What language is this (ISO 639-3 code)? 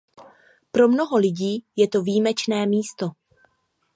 ces